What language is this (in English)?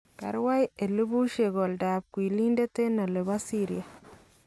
Kalenjin